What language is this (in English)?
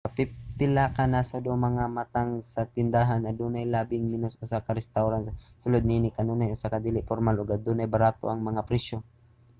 Cebuano